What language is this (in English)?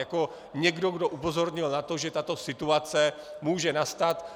Czech